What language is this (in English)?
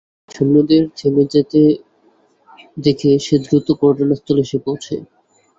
Bangla